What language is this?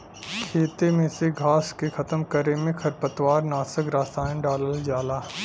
Bhojpuri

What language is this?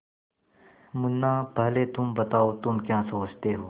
Hindi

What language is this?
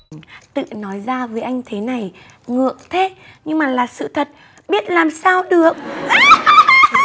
Vietnamese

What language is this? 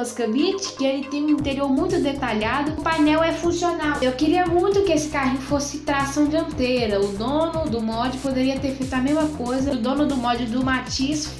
Portuguese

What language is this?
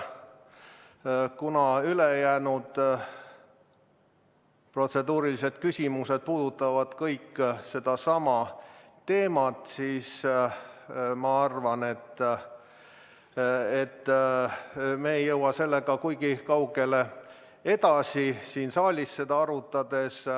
Estonian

